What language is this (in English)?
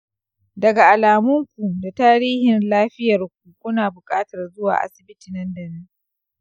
Hausa